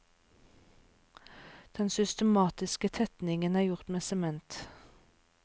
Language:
Norwegian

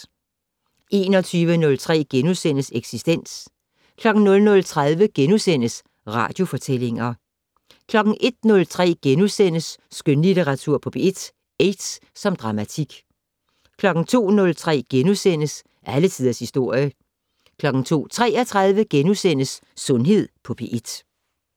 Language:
Danish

